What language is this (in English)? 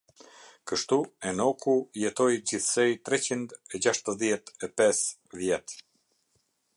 Albanian